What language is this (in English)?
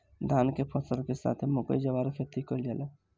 Bhojpuri